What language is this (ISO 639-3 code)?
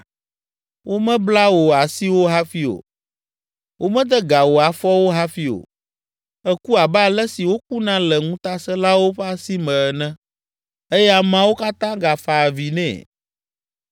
ewe